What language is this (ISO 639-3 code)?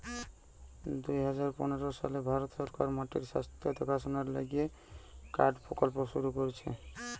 ben